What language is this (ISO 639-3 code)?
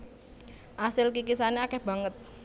jav